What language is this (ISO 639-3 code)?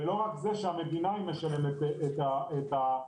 heb